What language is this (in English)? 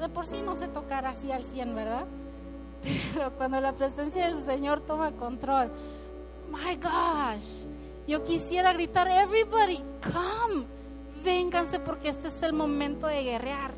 Spanish